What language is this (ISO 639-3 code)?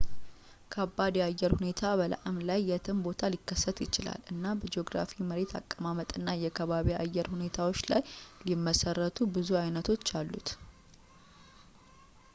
amh